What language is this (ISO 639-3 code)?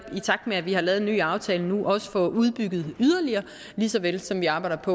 dan